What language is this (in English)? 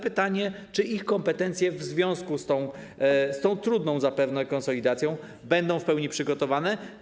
Polish